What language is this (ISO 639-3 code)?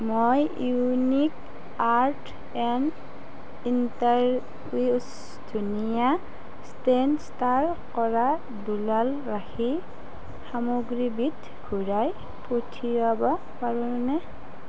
asm